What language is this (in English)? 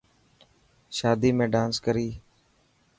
Dhatki